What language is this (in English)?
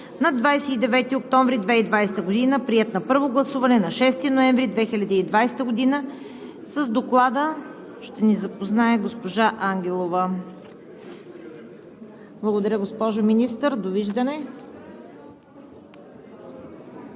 Bulgarian